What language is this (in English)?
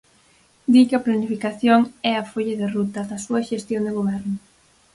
Galician